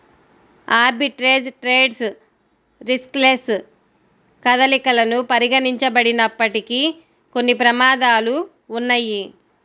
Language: Telugu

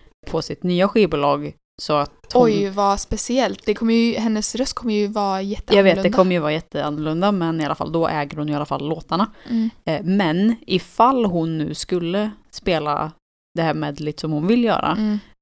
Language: Swedish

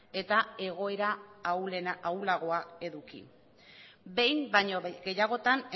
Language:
Basque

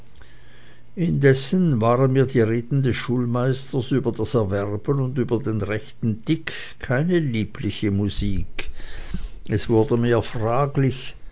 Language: German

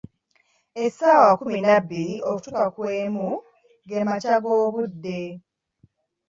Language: Ganda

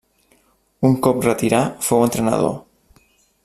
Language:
Catalan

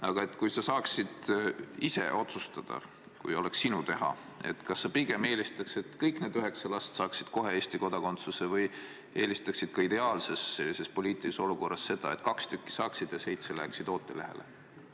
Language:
Estonian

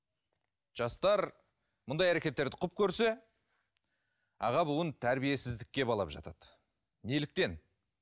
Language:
Kazakh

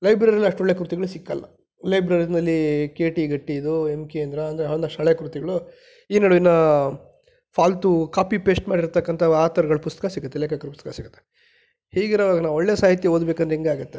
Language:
Kannada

